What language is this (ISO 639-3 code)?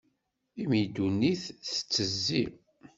kab